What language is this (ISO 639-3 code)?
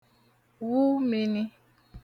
ibo